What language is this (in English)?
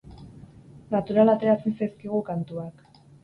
Basque